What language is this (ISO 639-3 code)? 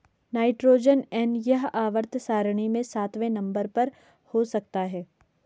hin